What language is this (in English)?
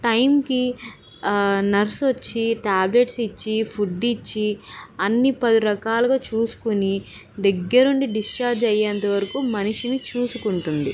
Telugu